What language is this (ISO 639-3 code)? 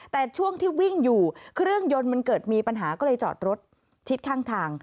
tha